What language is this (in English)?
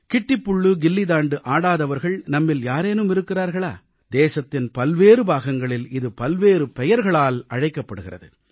Tamil